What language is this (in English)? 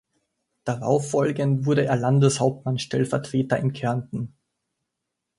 German